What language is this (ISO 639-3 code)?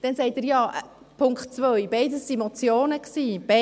gsw